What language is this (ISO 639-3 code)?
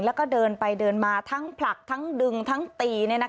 tha